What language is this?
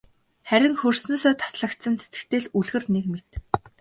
Mongolian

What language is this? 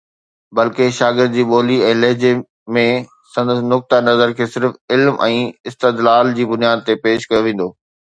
Sindhi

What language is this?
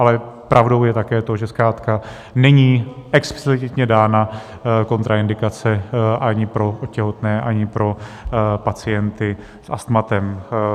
Czech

